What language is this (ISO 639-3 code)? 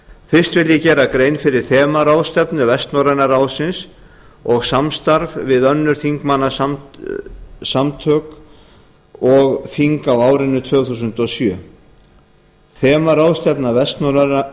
isl